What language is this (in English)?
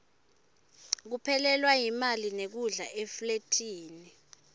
Swati